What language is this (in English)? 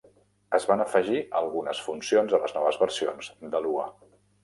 Catalan